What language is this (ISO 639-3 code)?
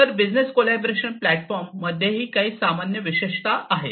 mar